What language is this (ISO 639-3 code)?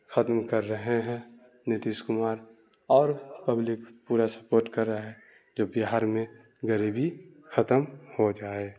urd